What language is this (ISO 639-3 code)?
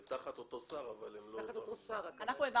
heb